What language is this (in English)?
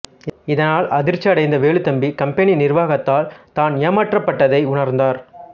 Tamil